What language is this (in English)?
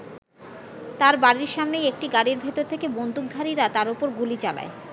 Bangla